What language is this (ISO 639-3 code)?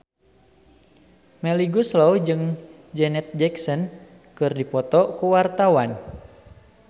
sun